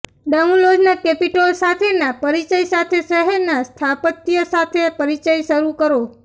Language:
Gujarati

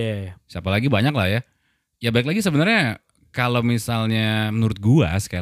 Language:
Indonesian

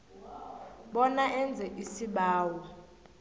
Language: South Ndebele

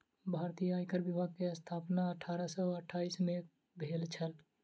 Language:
Maithili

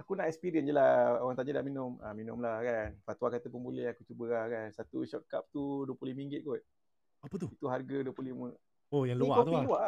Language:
Malay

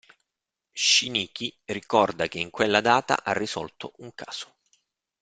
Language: Italian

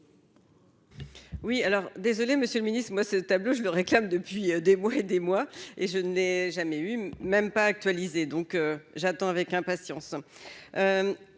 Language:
French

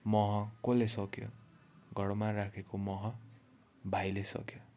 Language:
Nepali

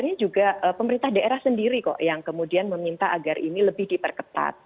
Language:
Indonesian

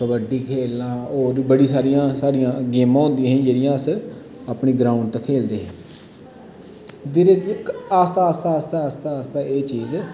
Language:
Dogri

